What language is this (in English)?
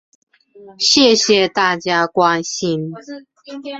Chinese